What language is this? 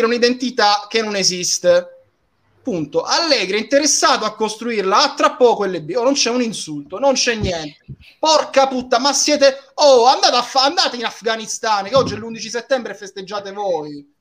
Italian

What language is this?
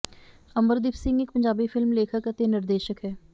Punjabi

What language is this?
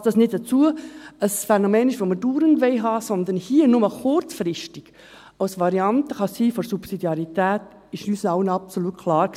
Swiss German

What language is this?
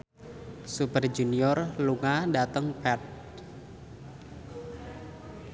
Javanese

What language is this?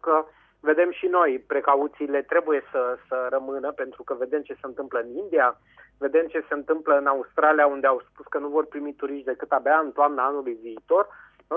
Romanian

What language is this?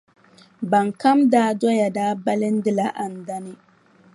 Dagbani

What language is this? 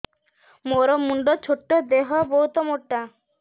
Odia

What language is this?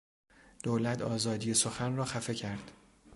Persian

